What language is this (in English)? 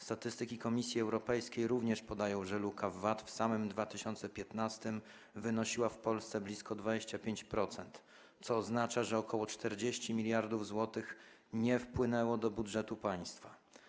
Polish